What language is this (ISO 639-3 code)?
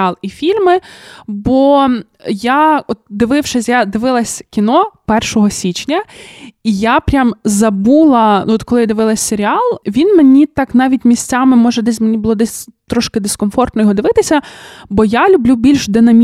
ukr